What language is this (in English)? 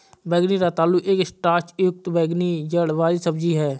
Hindi